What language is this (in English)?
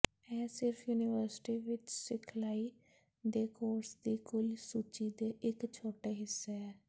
Punjabi